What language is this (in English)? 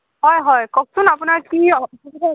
Assamese